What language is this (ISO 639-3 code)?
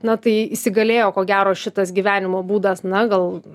lit